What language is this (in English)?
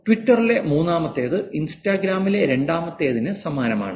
Malayalam